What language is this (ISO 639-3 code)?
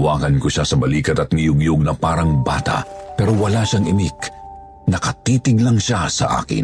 fil